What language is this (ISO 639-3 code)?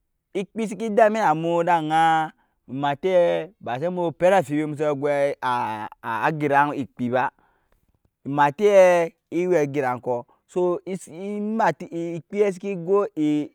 yes